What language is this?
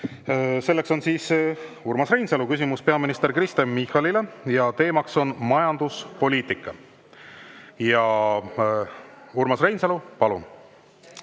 Estonian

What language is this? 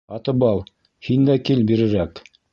Bashkir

